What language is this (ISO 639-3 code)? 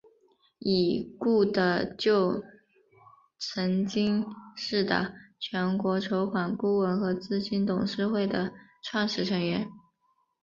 zho